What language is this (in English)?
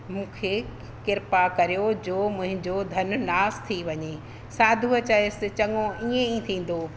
Sindhi